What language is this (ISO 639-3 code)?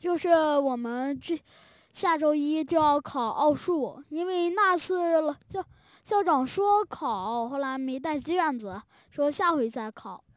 zho